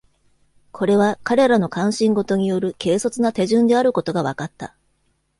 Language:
Japanese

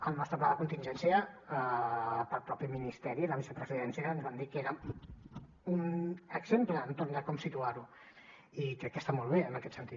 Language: Catalan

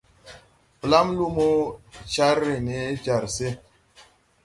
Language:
Tupuri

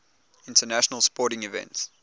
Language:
English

